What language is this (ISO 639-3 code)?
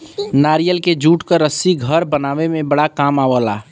bho